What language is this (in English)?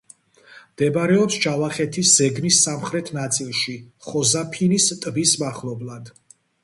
Georgian